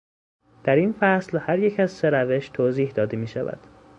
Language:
Persian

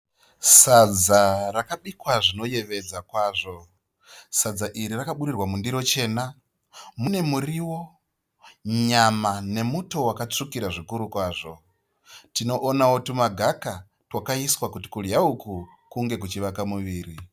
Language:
Shona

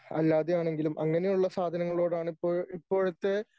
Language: Malayalam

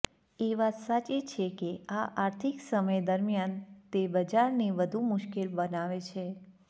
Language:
Gujarati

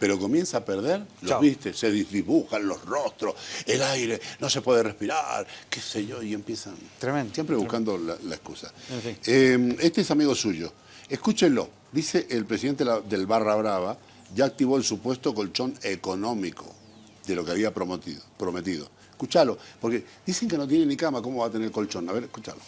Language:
Spanish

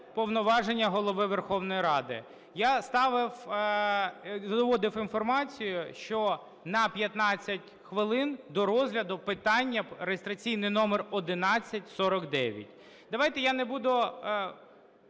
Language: Ukrainian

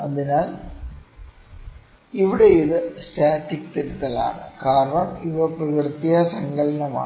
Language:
Malayalam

